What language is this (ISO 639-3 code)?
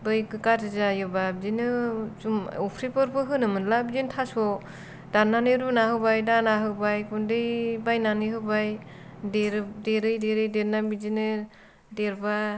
brx